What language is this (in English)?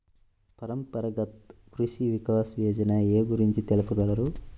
Telugu